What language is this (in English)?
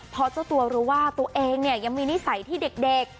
Thai